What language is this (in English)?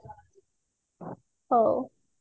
Odia